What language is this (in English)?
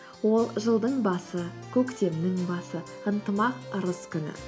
Kazakh